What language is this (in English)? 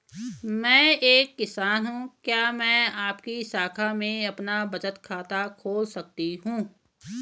Hindi